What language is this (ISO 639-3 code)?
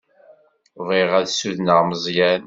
kab